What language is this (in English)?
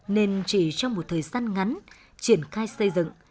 Vietnamese